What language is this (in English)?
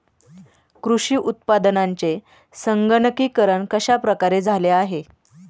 Marathi